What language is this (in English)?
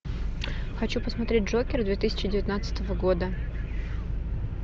Russian